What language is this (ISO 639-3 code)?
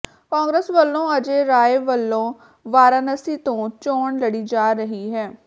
pan